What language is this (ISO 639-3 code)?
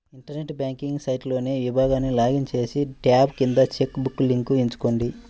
tel